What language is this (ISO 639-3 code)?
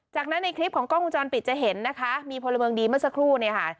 tha